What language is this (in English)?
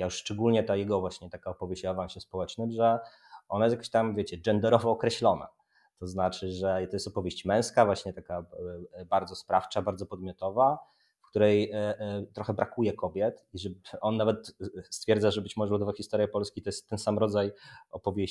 Polish